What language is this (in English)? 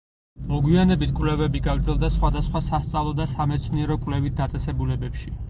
Georgian